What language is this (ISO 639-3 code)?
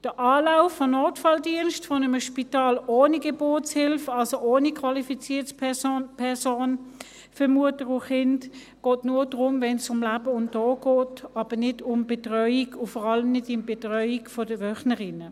gsw